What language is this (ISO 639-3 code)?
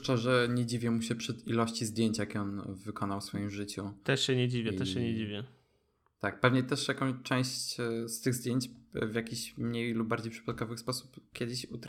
pol